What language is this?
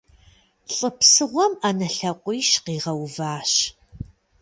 Kabardian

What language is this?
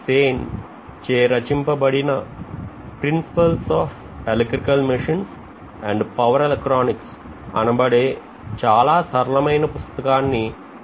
Telugu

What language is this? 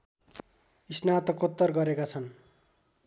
Nepali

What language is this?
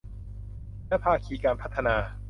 Thai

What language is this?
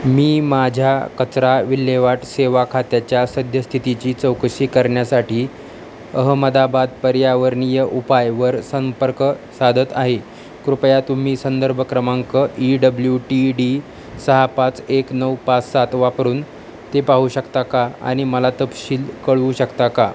Marathi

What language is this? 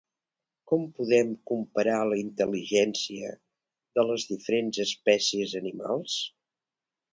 Catalan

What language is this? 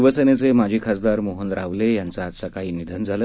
Marathi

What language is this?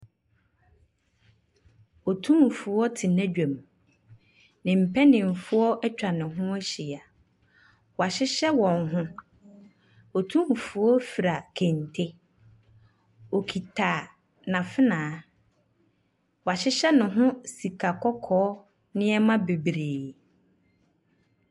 Akan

